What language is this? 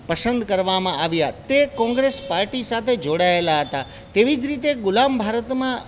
Gujarati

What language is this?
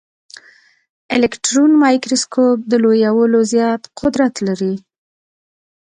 Pashto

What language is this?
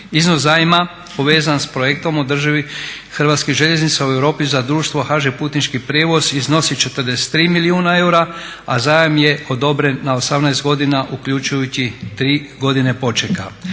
Croatian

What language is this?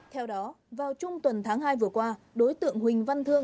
Vietnamese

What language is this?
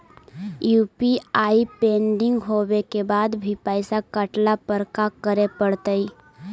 Magahi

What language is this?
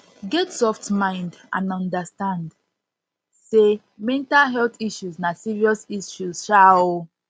Nigerian Pidgin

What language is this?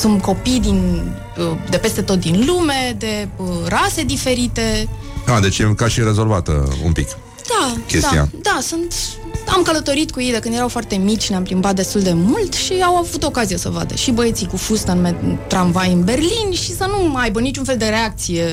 Romanian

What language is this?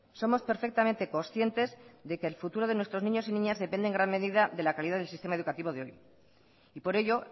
Spanish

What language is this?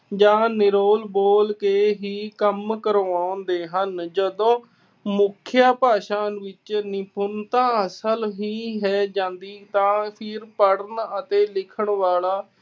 Punjabi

